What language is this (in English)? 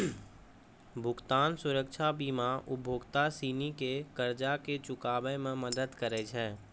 Maithili